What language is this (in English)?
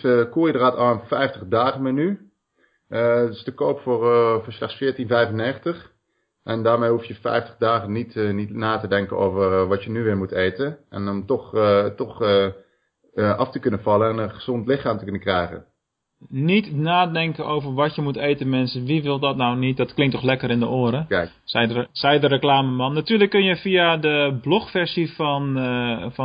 Dutch